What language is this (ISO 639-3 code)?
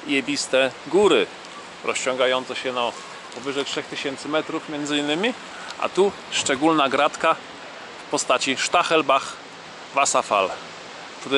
pol